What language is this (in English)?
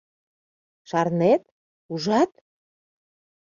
Mari